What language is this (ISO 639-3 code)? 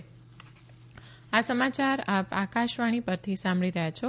guj